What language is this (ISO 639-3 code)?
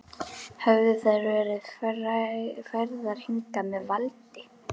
isl